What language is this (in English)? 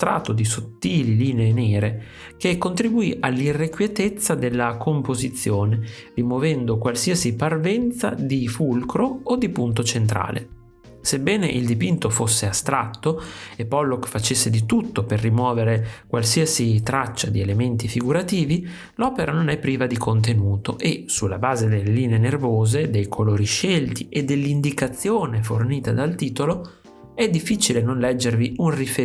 Italian